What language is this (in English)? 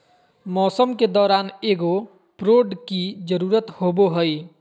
Magahi